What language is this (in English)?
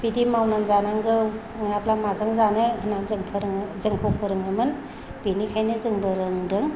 Bodo